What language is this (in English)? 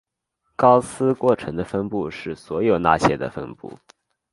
Chinese